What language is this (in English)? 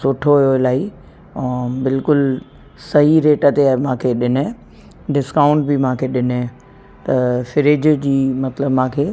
Sindhi